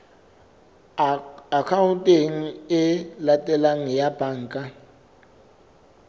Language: Southern Sotho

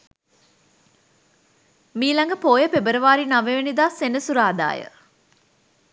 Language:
Sinhala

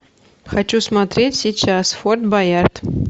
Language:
Russian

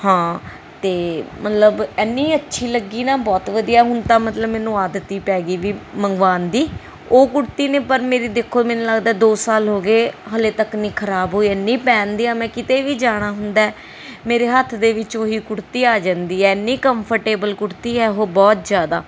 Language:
Punjabi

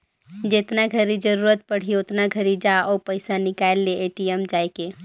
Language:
Chhattisgarhi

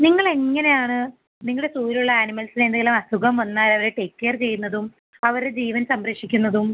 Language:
Malayalam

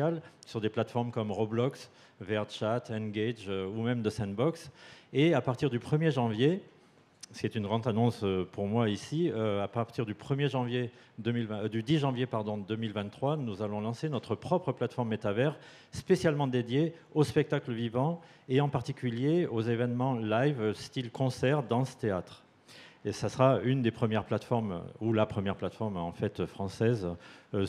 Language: French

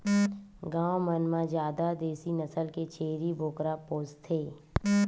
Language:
Chhattisgarhi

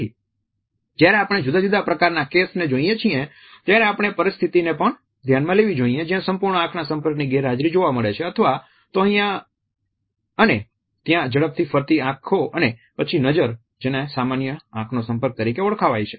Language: Gujarati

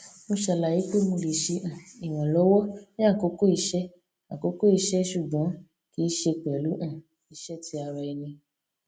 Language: Yoruba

